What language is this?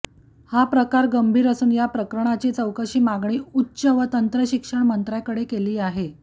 Marathi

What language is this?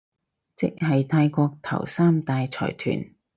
Cantonese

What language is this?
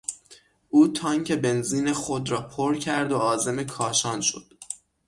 Persian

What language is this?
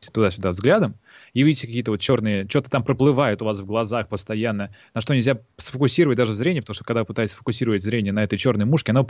Russian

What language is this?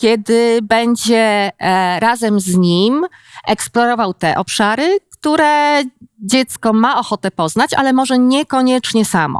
Polish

